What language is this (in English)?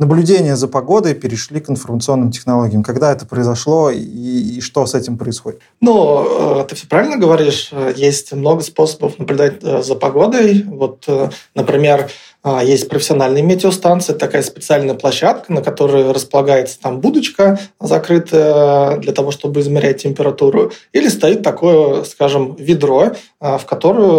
Russian